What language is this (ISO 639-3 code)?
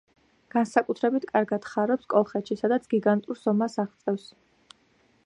kat